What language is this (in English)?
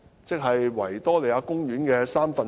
Cantonese